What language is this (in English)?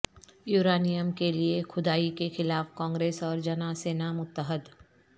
Urdu